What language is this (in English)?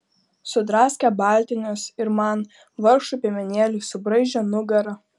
Lithuanian